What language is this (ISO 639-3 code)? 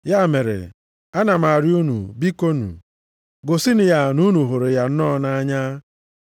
ibo